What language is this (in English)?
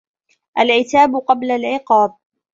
Arabic